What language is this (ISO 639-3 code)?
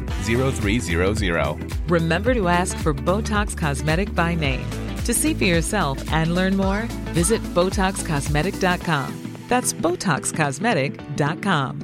swe